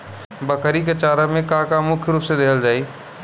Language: Bhojpuri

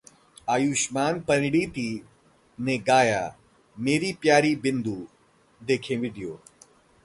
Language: Hindi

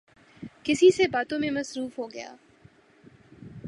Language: Urdu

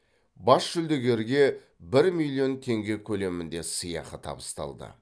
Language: Kazakh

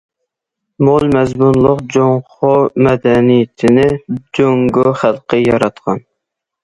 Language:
Uyghur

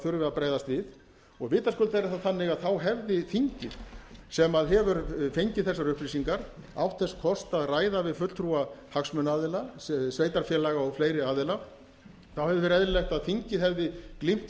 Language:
Icelandic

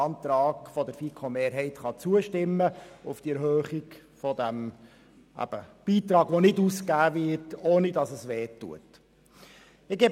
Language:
Swiss German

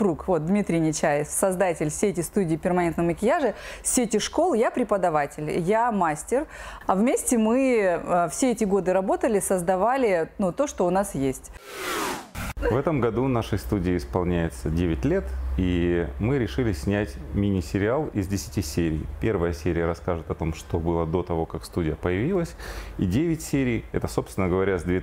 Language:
Russian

